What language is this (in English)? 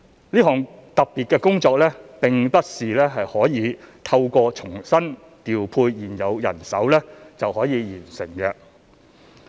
Cantonese